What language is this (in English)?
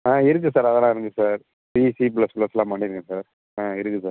Tamil